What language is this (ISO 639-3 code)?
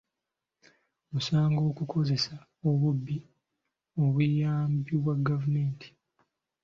lug